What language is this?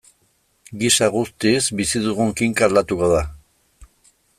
Basque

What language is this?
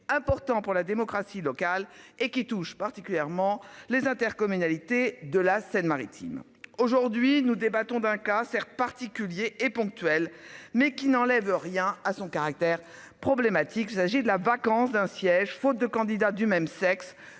French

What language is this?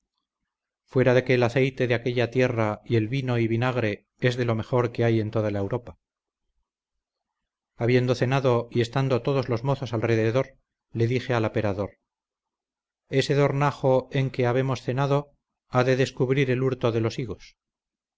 Spanish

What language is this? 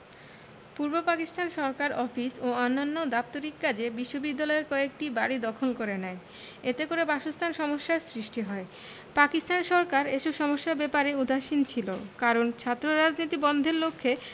Bangla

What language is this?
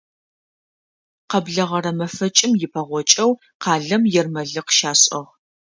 Adyghe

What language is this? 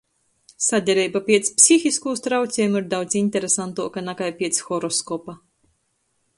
Latgalian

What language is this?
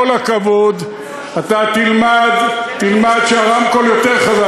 Hebrew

